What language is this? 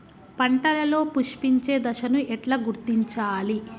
Telugu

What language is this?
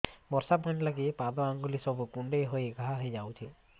Odia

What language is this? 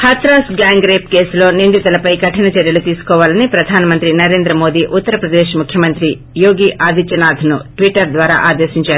Telugu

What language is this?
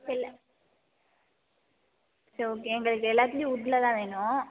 Tamil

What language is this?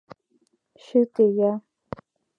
Mari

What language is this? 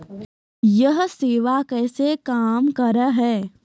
Maithili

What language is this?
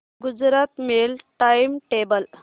Marathi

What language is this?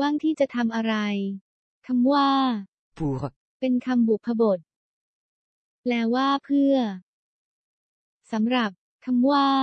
Thai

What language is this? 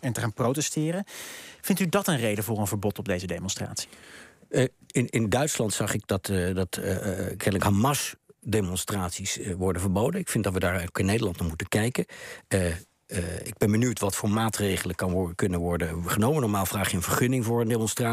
Dutch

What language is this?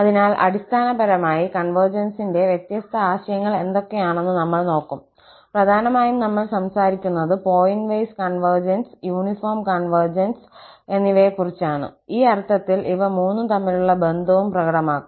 Malayalam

